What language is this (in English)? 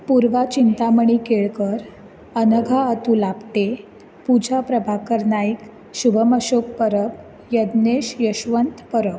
Konkani